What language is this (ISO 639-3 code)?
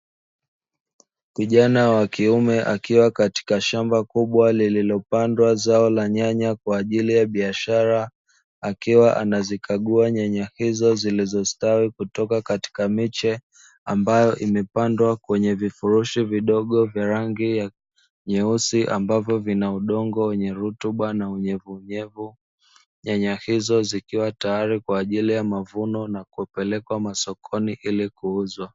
swa